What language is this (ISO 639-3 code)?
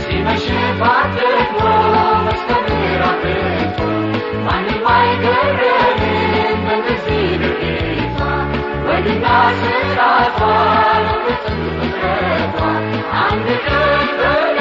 amh